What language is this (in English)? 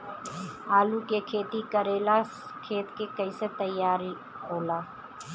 Bhojpuri